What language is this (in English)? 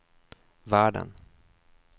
Swedish